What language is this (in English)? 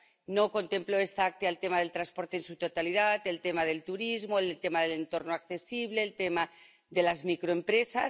Spanish